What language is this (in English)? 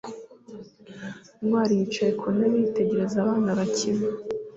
Kinyarwanda